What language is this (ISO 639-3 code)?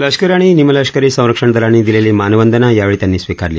mar